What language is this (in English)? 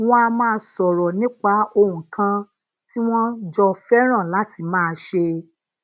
Yoruba